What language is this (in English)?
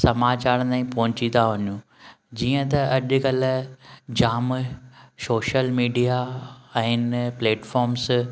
Sindhi